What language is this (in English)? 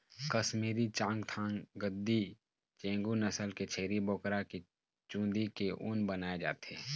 Chhattisgarhi